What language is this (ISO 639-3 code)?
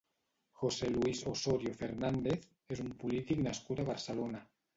cat